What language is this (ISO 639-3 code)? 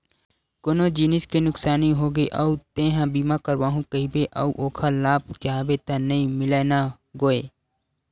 hne